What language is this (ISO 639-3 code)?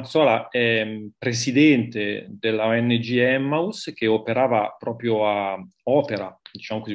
ita